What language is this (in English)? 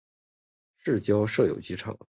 Chinese